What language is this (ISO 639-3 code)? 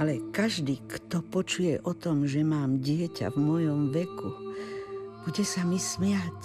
slk